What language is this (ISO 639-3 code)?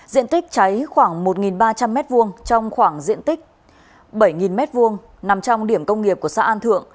vie